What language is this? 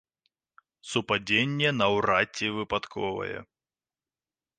Belarusian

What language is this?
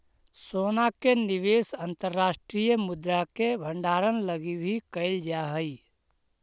Magahi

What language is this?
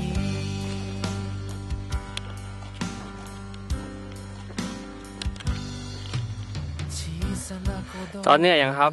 Thai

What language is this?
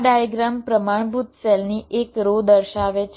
Gujarati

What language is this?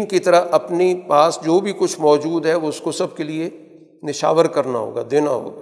Urdu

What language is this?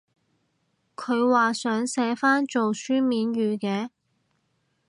Cantonese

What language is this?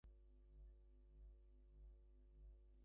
English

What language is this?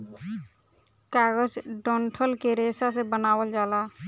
Bhojpuri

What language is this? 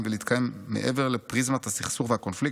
Hebrew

